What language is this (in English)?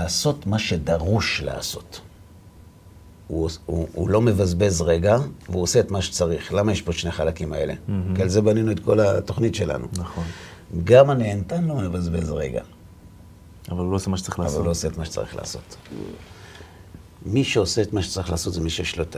Hebrew